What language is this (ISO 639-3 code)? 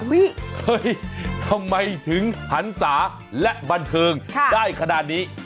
tha